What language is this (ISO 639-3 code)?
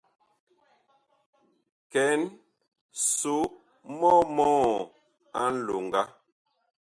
bkh